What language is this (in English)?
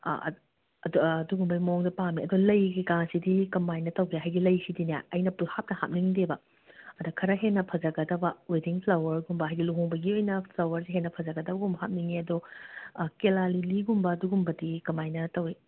Manipuri